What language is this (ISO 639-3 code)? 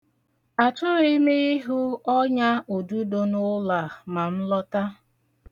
ibo